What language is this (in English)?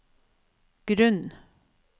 Norwegian